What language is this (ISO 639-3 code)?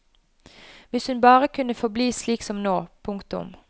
nor